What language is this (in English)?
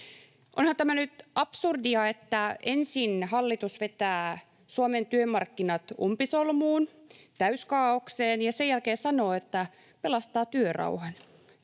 Finnish